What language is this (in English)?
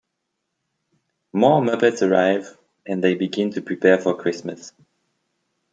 English